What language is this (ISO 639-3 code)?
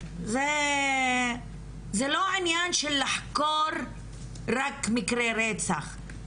heb